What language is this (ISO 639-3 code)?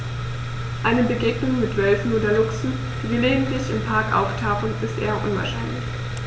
deu